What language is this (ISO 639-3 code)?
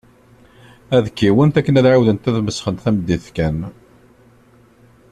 kab